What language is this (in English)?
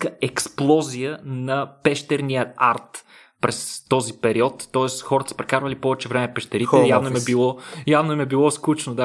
Bulgarian